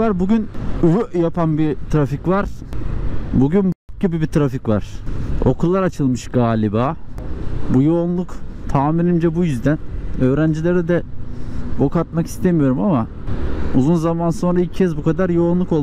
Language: Turkish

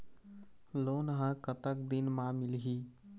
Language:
Chhattisgarhi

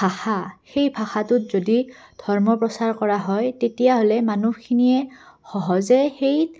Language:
Assamese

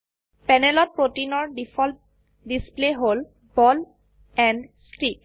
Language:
Assamese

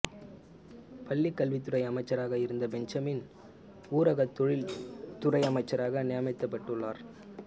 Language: Tamil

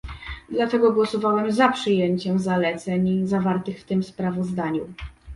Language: Polish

